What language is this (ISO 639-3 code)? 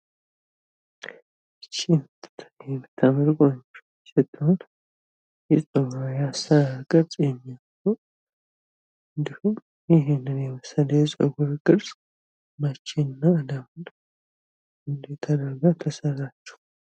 amh